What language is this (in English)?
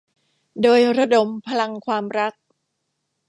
Thai